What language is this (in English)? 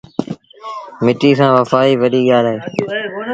Sindhi Bhil